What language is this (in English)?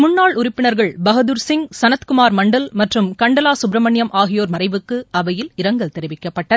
Tamil